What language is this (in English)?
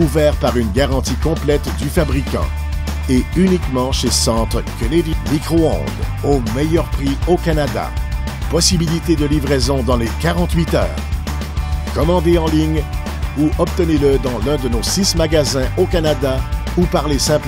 French